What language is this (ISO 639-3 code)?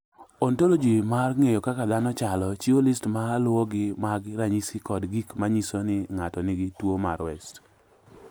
luo